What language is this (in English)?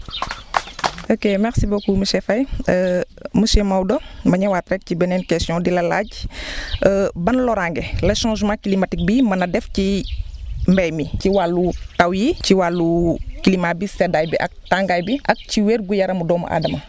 Wolof